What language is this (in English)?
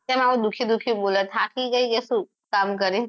Gujarati